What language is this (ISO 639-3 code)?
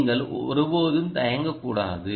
tam